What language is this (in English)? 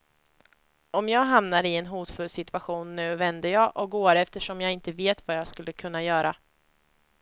Swedish